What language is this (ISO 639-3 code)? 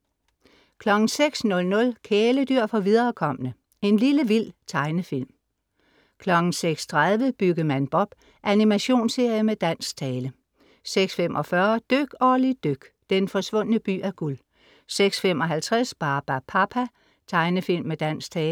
dan